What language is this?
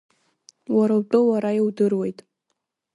Abkhazian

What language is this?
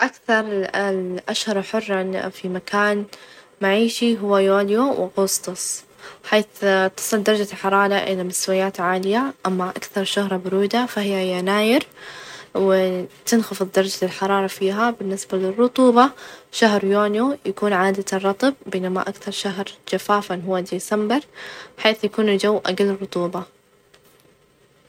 Najdi Arabic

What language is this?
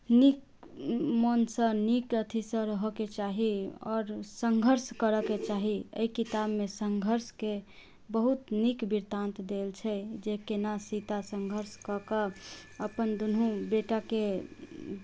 Maithili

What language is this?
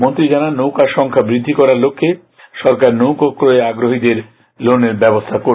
Bangla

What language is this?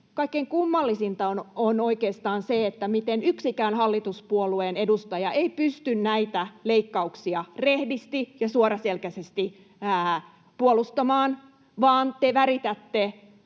Finnish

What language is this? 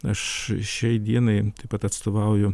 Lithuanian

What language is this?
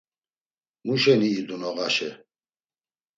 Laz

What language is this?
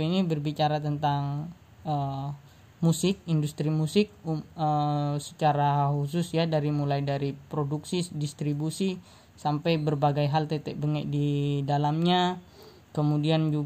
Indonesian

